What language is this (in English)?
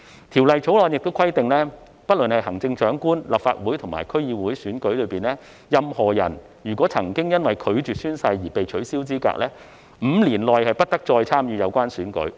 Cantonese